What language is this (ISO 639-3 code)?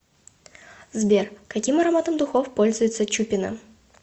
rus